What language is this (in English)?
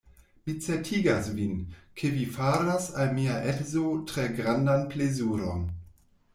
Esperanto